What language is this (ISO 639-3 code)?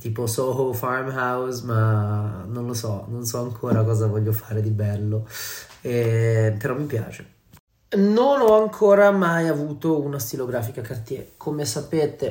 ita